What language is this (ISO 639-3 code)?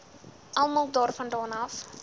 afr